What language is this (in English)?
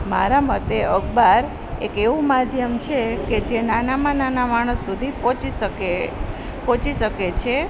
Gujarati